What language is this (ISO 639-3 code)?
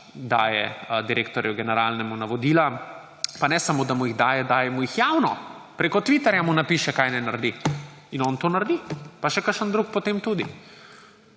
slv